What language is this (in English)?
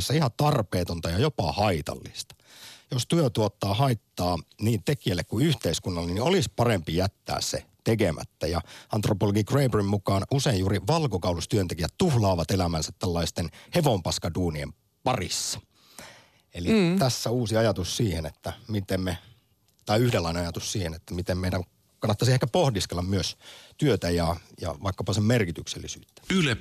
Finnish